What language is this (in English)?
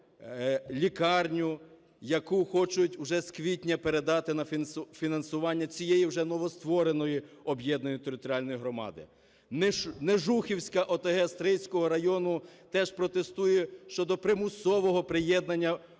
Ukrainian